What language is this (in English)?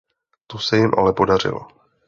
Czech